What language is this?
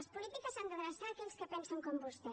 Catalan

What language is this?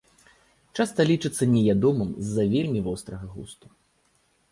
Belarusian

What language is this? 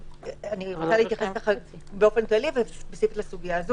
Hebrew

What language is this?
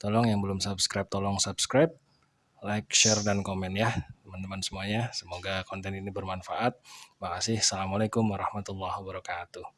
Indonesian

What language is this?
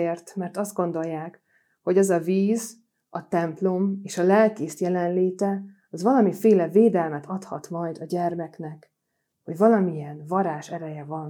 Hungarian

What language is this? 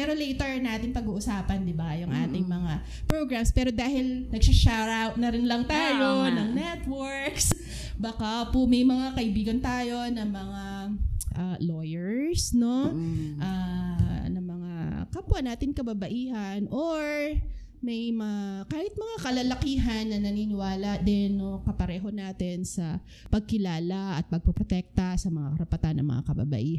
Filipino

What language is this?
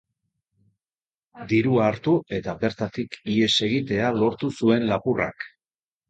Basque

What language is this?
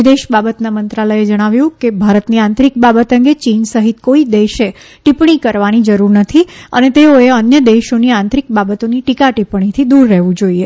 Gujarati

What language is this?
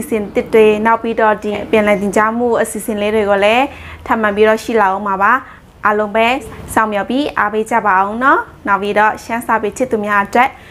Thai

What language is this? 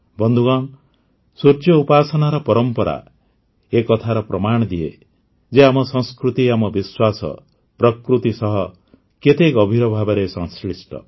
Odia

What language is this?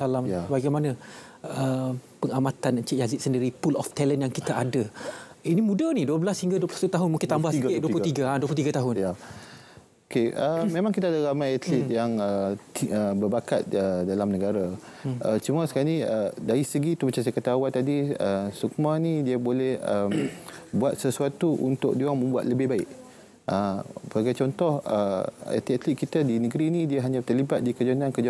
Malay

